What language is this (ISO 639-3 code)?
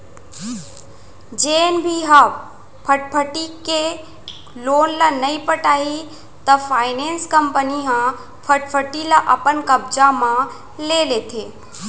hne